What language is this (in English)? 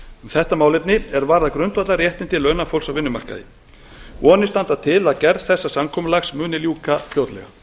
Icelandic